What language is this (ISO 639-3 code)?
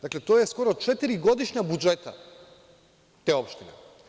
srp